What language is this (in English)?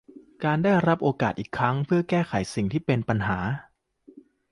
Thai